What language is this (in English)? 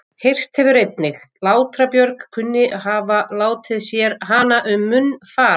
Icelandic